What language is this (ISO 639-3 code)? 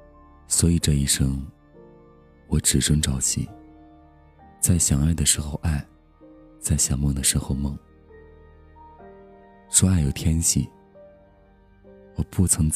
zho